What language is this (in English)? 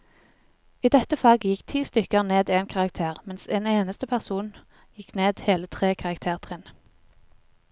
Norwegian